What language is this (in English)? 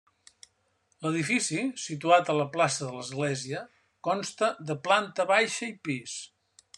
Catalan